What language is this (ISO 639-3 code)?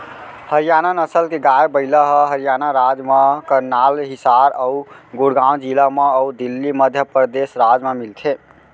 hne